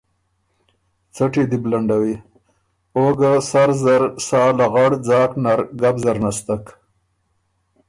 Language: Ormuri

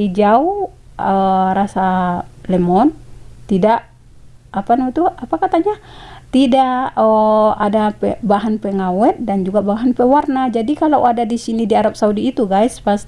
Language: Indonesian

